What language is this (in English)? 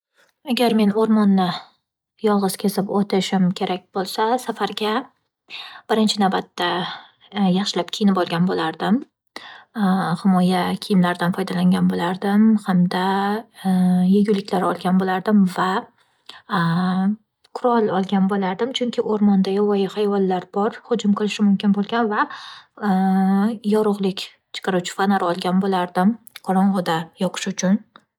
Uzbek